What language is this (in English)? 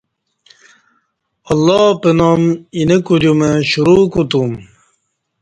Kati